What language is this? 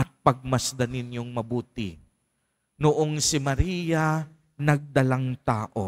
Filipino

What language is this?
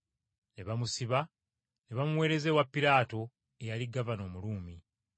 Ganda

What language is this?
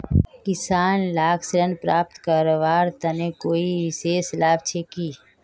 Magahi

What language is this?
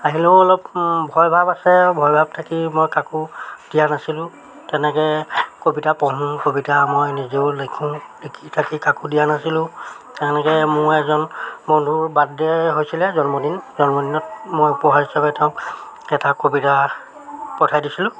Assamese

